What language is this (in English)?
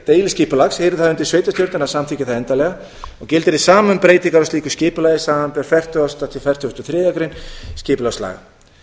Icelandic